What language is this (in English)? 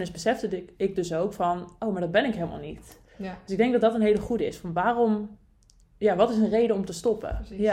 Dutch